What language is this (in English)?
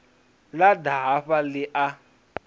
Venda